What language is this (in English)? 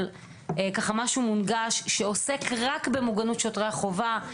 Hebrew